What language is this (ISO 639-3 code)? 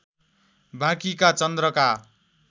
nep